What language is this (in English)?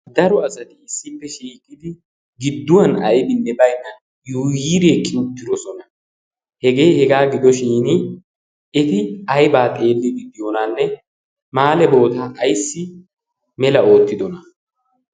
Wolaytta